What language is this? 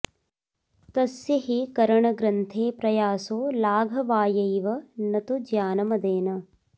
Sanskrit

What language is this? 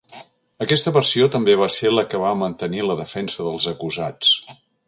Catalan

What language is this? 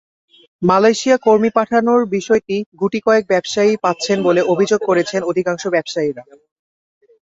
Bangla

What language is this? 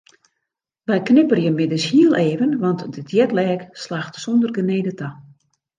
Western Frisian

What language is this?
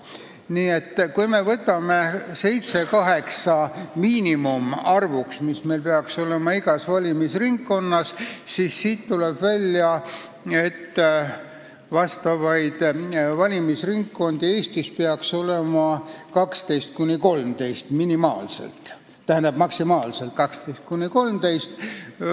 Estonian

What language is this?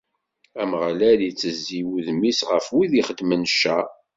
Kabyle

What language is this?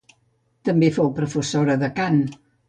Catalan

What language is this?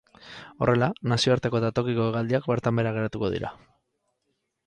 Basque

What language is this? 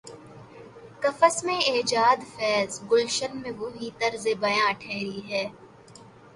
Urdu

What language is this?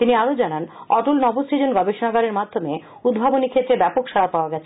Bangla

